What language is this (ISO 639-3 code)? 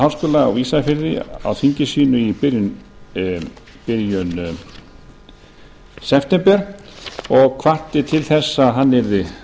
isl